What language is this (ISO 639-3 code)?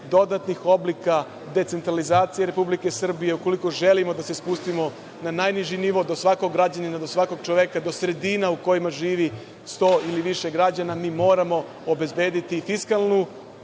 srp